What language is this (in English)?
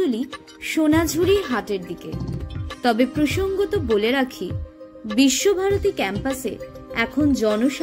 Hindi